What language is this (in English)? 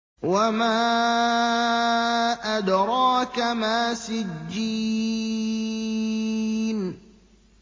Arabic